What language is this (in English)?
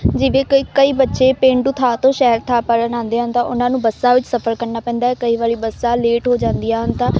Punjabi